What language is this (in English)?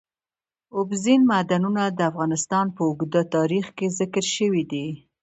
Pashto